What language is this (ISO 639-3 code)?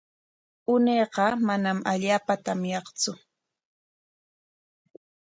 qwa